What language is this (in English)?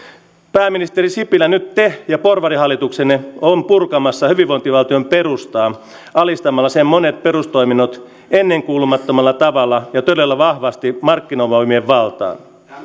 Finnish